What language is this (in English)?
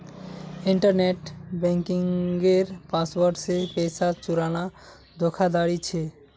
Magahi